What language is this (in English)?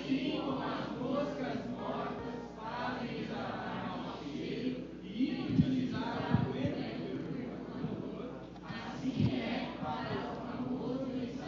Portuguese